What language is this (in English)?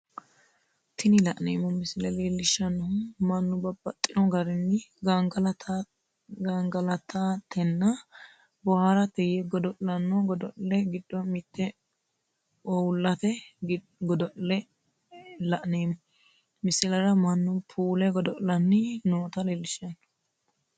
Sidamo